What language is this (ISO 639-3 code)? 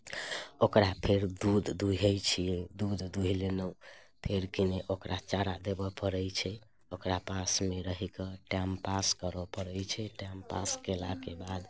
mai